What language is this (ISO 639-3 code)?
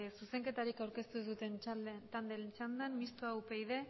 eus